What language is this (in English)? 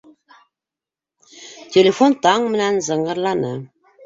Bashkir